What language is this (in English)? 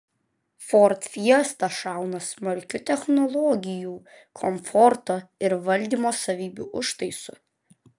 Lithuanian